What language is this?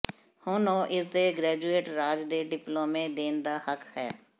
Punjabi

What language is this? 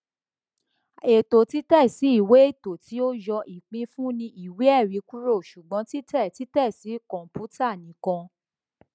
Yoruba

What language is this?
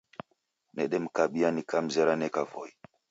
Taita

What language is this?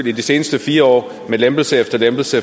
Danish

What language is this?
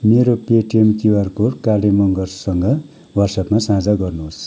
Nepali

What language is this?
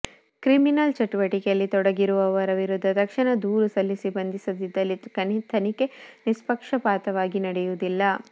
Kannada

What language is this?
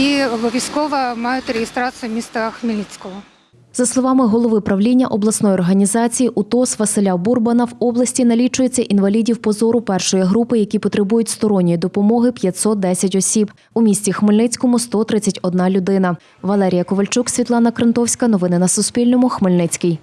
Ukrainian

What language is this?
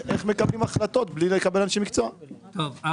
Hebrew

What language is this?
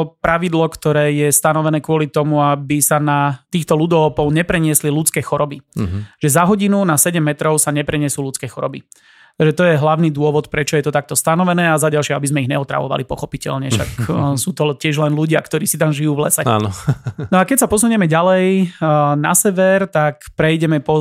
Slovak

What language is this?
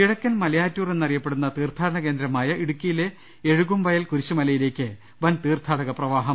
Malayalam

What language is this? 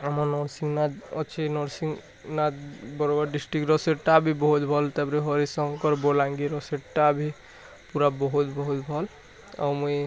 Odia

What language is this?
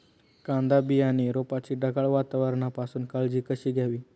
Marathi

